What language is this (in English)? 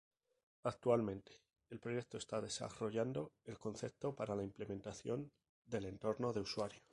Spanish